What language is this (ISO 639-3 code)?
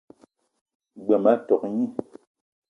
eto